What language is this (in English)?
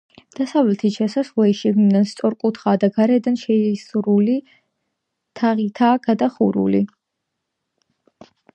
Georgian